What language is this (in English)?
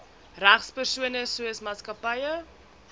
Afrikaans